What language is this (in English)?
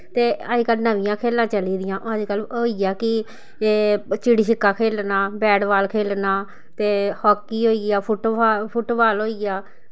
Dogri